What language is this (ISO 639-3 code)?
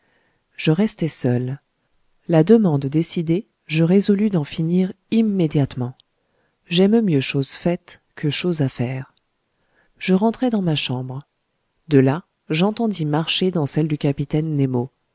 fra